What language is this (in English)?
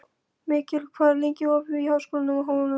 Icelandic